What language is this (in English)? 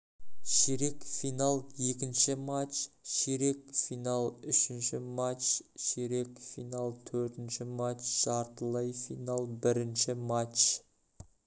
Kazakh